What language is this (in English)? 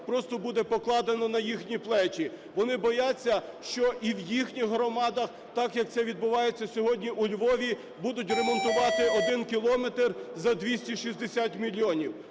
Ukrainian